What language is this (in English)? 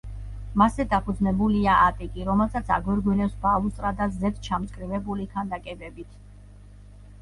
Georgian